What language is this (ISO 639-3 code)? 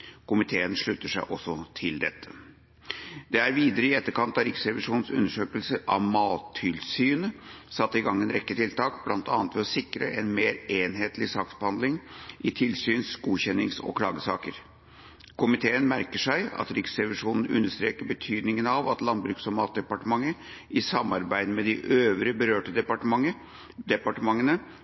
nob